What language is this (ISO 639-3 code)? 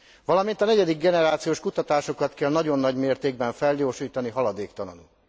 hun